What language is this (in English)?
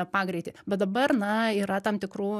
Lithuanian